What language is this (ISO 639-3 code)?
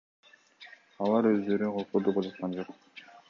kir